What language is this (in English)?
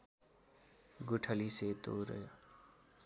Nepali